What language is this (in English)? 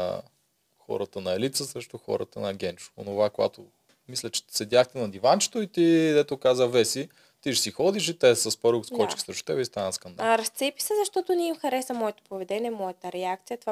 Bulgarian